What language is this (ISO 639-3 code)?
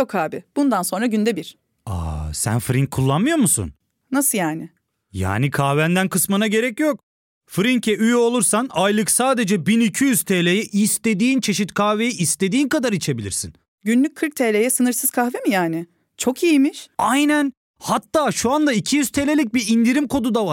tur